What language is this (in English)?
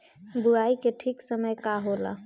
Bhojpuri